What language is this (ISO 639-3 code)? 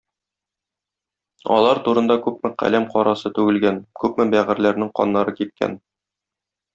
tat